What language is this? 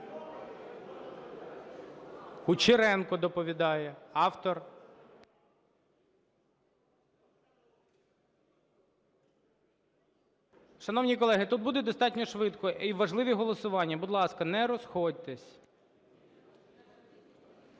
Ukrainian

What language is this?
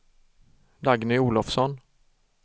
Swedish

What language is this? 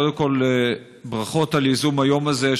Hebrew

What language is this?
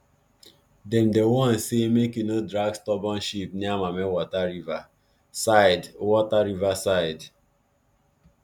Nigerian Pidgin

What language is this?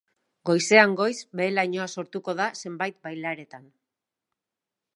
Basque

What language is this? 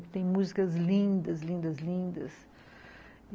Portuguese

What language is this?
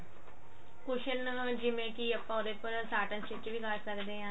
Punjabi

